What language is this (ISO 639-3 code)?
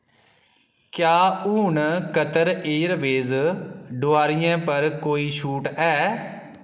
doi